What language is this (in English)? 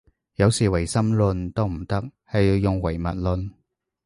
Cantonese